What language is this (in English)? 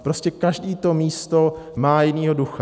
Czech